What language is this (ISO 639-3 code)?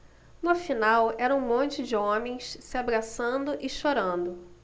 por